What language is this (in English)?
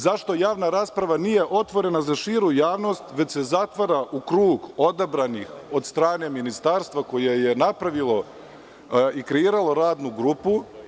Serbian